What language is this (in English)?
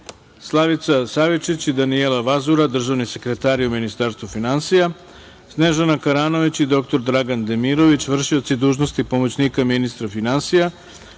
Serbian